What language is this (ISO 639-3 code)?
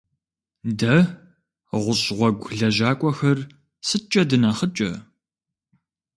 kbd